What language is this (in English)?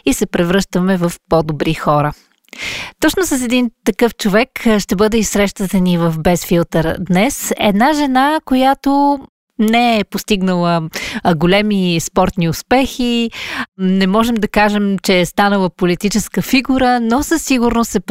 Bulgarian